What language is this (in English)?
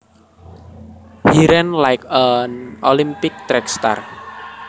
Javanese